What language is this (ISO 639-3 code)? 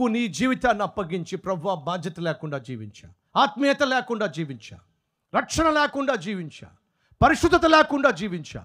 tel